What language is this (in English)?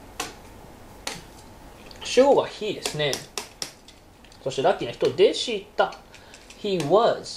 Japanese